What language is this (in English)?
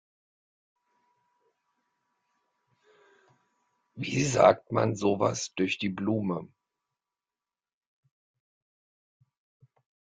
German